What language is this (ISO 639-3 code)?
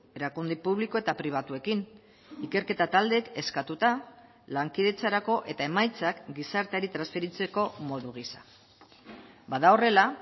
eus